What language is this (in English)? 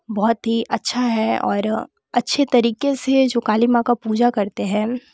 Hindi